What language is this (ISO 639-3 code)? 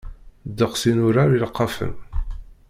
kab